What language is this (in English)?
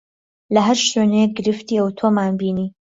Central Kurdish